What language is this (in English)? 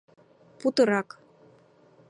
Mari